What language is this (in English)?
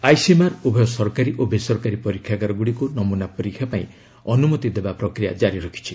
Odia